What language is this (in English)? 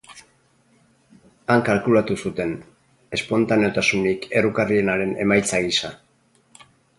Basque